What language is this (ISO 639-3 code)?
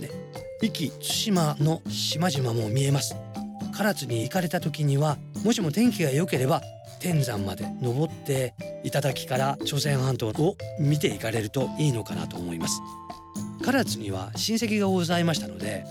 jpn